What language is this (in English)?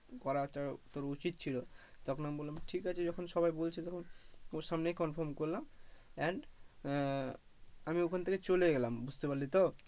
Bangla